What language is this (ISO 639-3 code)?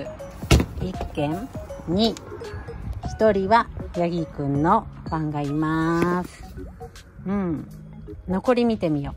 jpn